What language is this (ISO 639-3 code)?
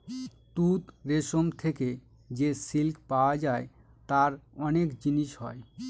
ben